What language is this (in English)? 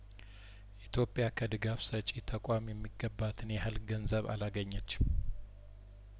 Amharic